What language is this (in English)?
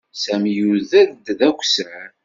Kabyle